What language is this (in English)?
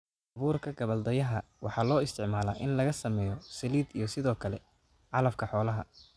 Somali